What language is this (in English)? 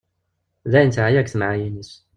Kabyle